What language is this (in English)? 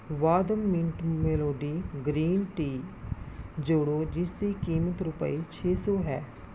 Punjabi